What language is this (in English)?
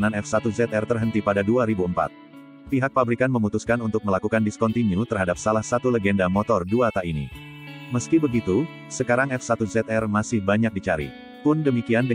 Indonesian